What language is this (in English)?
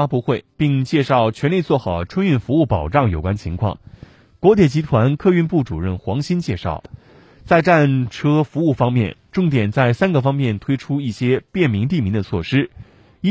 Chinese